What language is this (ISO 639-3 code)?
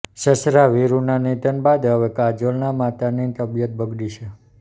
guj